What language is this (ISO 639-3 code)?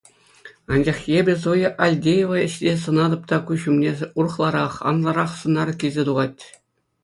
chv